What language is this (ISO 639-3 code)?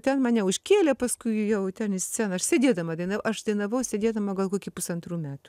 lit